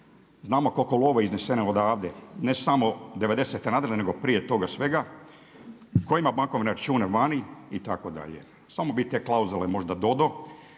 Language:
Croatian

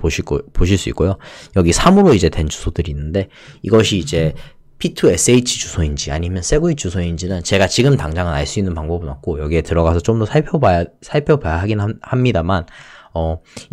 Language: Korean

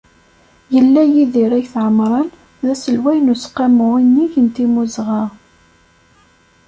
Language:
Kabyle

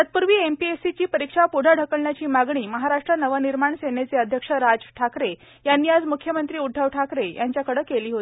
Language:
Marathi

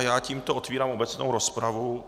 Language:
Czech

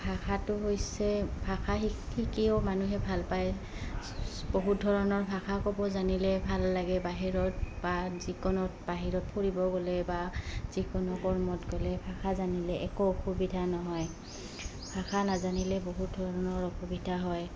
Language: Assamese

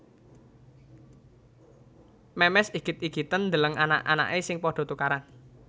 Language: Javanese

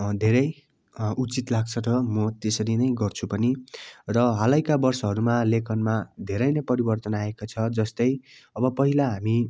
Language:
Nepali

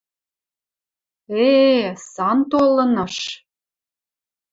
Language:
Western Mari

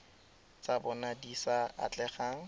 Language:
Tswana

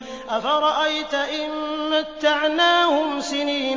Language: Arabic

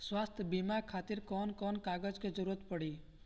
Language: Bhojpuri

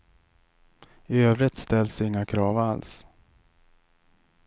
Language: Swedish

